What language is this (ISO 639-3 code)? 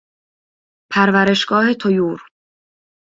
fas